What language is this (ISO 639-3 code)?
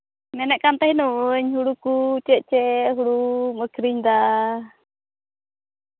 sat